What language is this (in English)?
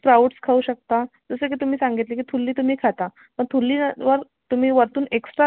Marathi